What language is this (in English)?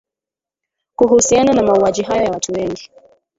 Swahili